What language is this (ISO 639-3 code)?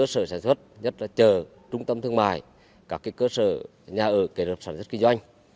vie